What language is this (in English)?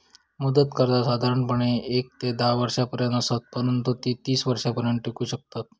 Marathi